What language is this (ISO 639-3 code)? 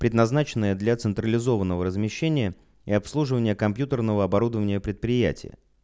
rus